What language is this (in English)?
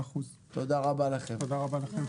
Hebrew